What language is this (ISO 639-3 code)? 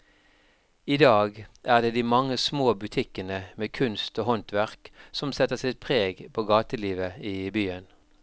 nor